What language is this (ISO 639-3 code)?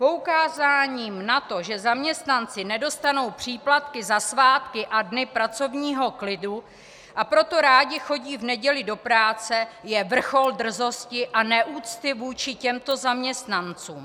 ces